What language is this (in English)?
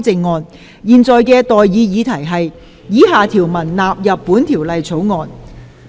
Cantonese